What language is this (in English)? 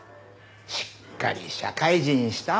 Japanese